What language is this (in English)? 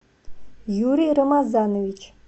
Russian